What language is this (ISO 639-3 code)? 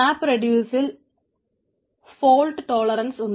mal